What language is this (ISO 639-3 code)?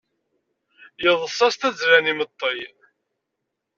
kab